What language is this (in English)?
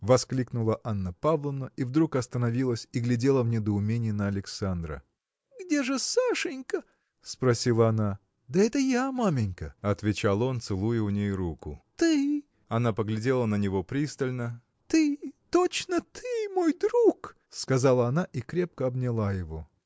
Russian